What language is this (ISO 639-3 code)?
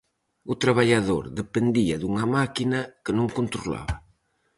glg